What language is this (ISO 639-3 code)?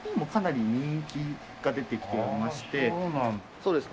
jpn